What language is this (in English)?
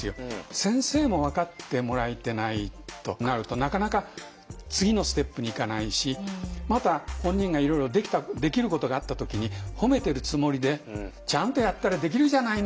Japanese